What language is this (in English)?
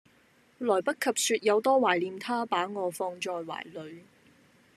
Cantonese